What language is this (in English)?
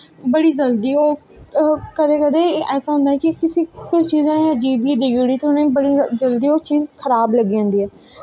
Dogri